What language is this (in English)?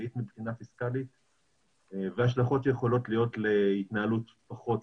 Hebrew